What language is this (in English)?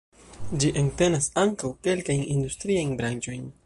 Esperanto